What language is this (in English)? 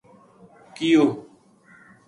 Gujari